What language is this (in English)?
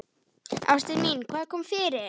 Icelandic